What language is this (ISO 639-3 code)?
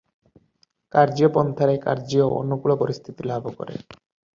ori